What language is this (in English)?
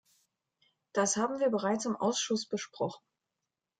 German